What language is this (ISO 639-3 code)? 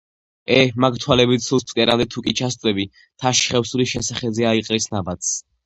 kat